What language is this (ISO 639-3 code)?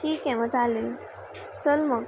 mar